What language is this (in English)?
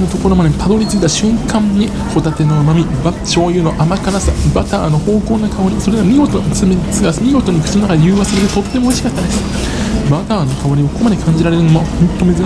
Japanese